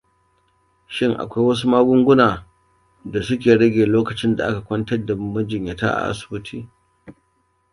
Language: Hausa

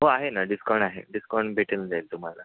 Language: Marathi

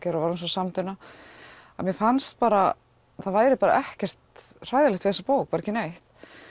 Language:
Icelandic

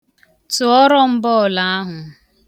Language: Igbo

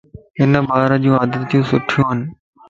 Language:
Lasi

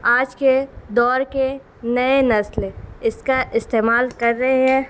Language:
Urdu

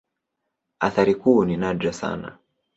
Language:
Swahili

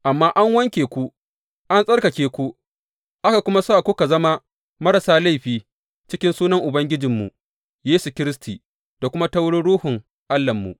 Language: Hausa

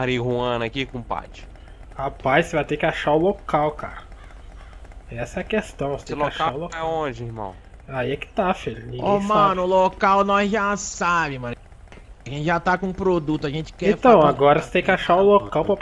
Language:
Portuguese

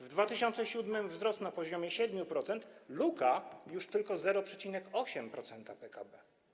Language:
Polish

